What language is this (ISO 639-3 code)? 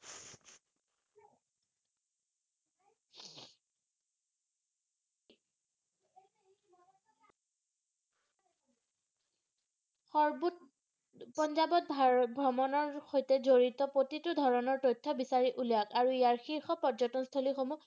asm